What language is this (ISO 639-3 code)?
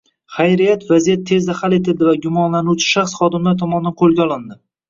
uzb